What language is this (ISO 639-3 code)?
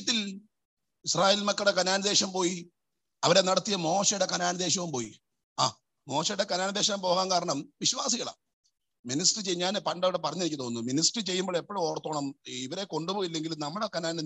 mal